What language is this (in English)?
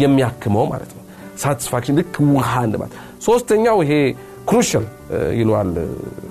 Amharic